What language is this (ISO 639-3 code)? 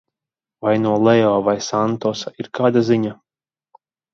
lav